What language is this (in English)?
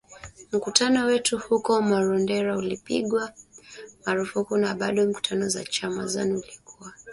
Swahili